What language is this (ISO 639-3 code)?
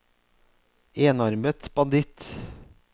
nor